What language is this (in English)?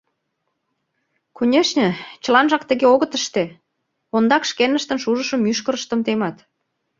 Mari